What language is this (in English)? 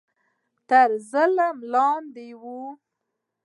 Pashto